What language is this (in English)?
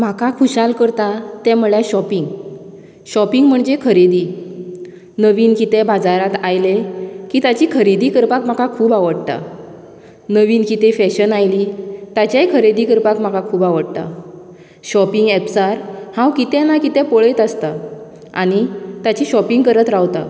Konkani